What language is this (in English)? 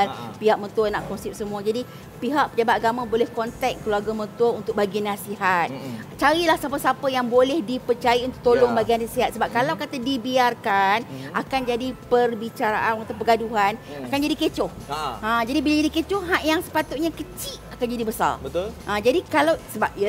Malay